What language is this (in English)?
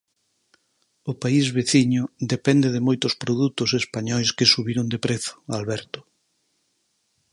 Galician